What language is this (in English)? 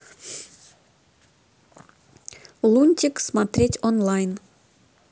Russian